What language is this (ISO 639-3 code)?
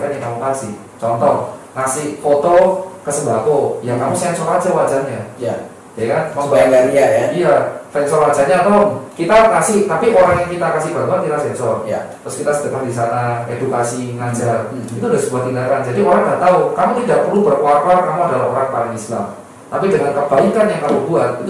ind